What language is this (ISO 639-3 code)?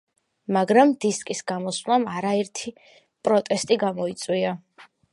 kat